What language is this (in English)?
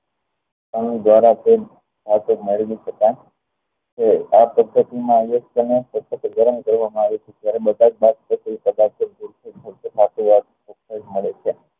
Gujarati